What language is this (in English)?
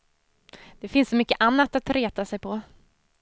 Swedish